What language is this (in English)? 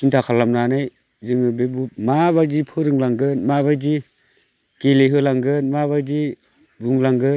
Bodo